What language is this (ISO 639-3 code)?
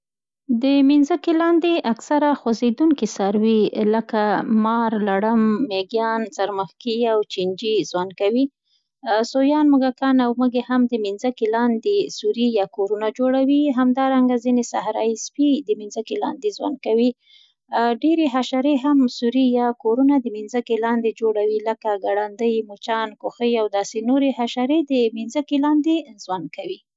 pst